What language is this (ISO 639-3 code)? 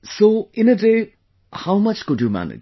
eng